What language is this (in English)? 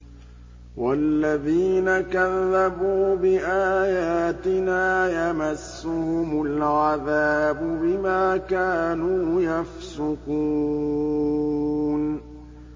Arabic